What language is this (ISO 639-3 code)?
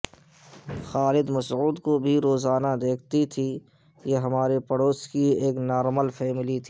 urd